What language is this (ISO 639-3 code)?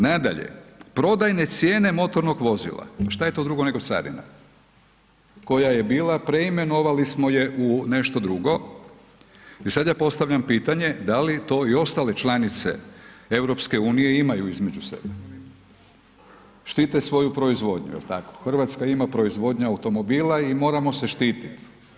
hrv